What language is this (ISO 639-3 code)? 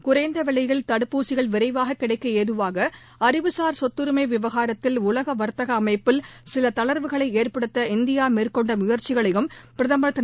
tam